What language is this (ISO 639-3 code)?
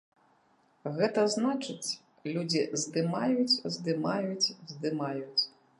bel